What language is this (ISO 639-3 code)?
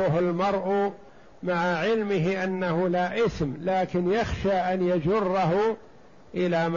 ara